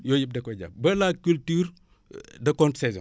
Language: Wolof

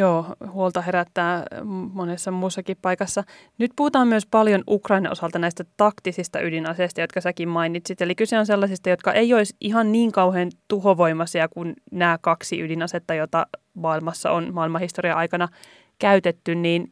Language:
Finnish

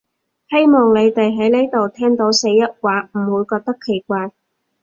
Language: Cantonese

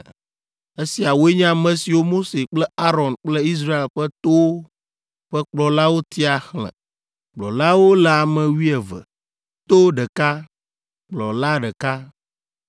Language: Ewe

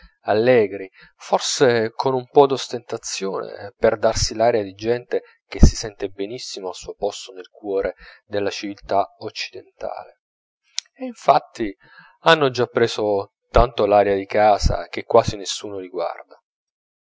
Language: Italian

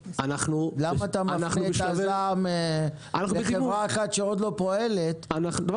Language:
Hebrew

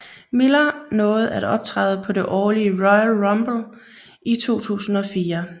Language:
Danish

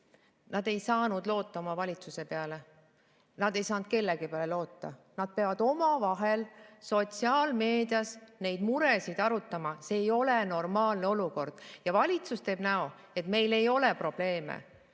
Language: Estonian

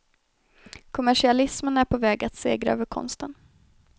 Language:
Swedish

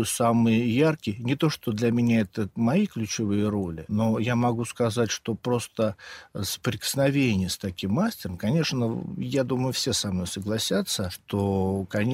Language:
Russian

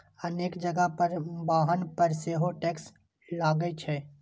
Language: Maithili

